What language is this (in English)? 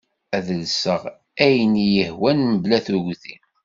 Kabyle